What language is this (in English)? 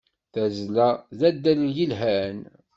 Kabyle